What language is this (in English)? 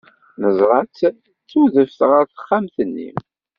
Kabyle